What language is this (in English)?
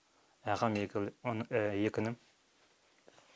Kazakh